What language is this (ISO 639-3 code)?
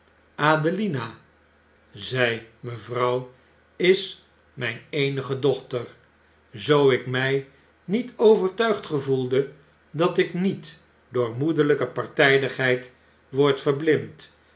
nld